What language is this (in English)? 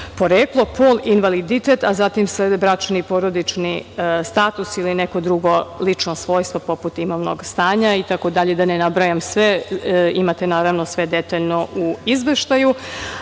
Serbian